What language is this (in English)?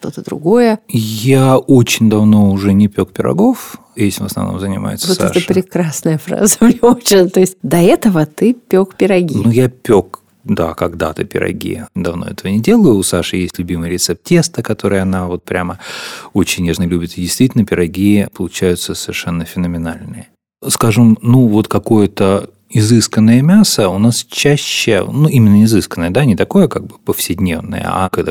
Russian